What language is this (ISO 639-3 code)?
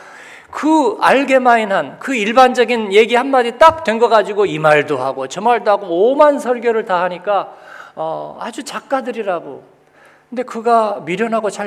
kor